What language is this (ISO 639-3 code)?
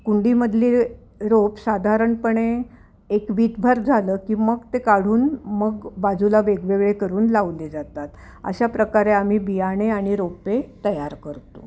mar